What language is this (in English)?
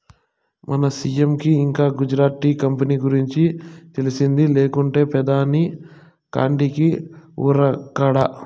Telugu